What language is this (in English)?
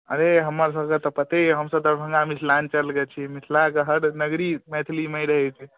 Maithili